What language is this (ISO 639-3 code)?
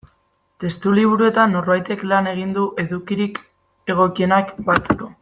eus